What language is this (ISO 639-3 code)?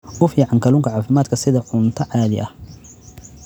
som